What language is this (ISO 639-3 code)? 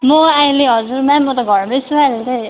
nep